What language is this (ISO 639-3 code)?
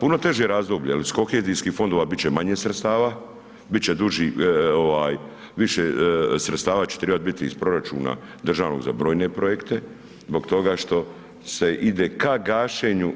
hrv